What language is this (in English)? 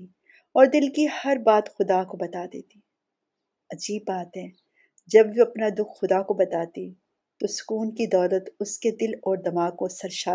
Urdu